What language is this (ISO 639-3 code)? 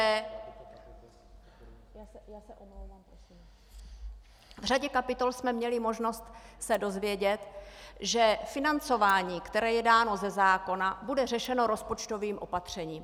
ces